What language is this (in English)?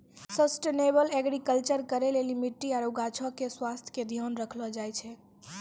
Maithili